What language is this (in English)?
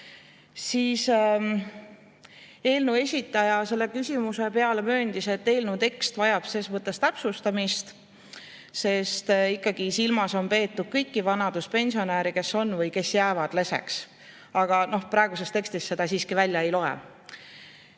Estonian